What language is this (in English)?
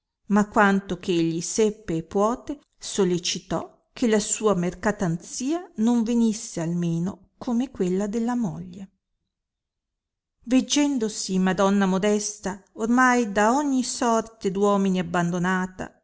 Italian